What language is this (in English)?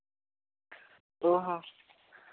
Santali